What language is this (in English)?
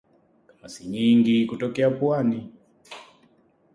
Swahili